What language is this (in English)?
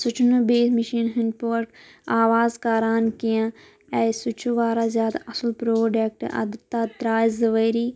Kashmiri